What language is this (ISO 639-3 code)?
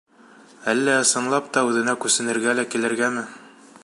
bak